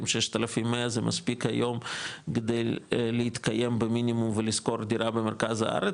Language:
Hebrew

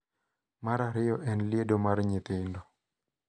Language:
Luo (Kenya and Tanzania)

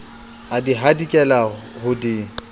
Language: Southern Sotho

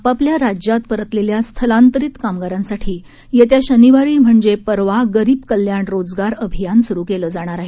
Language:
Marathi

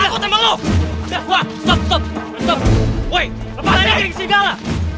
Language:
Indonesian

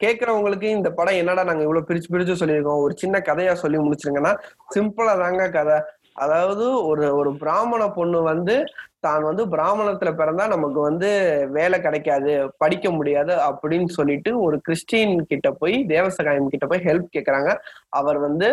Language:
Tamil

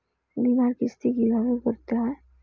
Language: Bangla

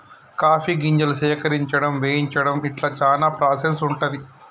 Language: Telugu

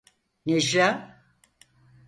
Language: Turkish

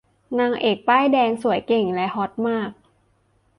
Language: Thai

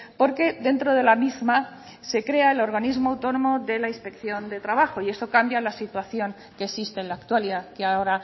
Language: Spanish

